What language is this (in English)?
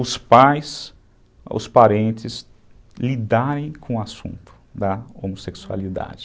Portuguese